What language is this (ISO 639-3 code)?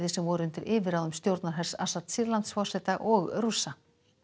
isl